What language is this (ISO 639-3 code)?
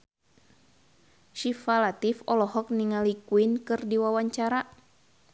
sun